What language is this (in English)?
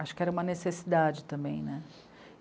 Portuguese